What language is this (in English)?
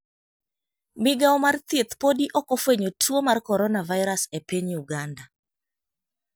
Luo (Kenya and Tanzania)